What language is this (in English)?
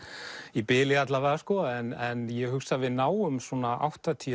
Icelandic